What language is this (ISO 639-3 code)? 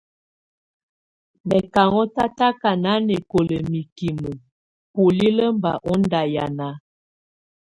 tvu